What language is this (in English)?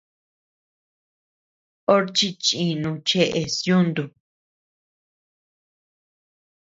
Tepeuxila Cuicatec